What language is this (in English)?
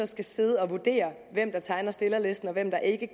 Danish